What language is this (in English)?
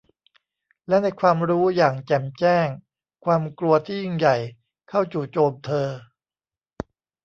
Thai